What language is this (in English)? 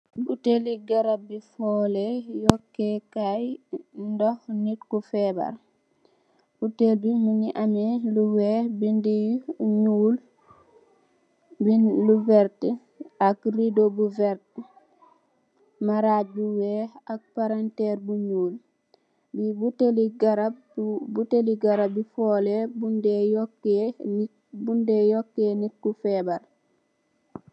Wolof